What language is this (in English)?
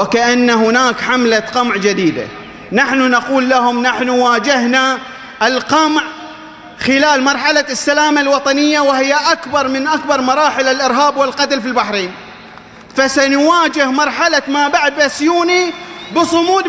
Arabic